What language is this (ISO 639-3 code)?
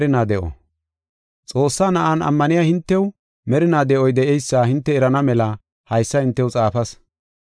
gof